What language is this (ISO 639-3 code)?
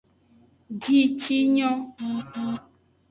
ajg